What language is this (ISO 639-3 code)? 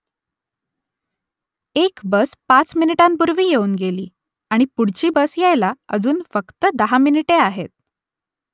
mar